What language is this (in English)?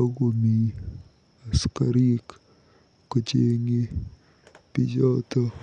Kalenjin